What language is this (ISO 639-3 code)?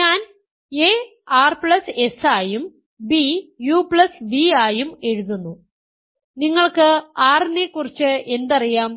mal